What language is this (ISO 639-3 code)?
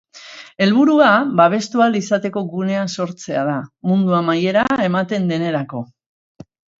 eus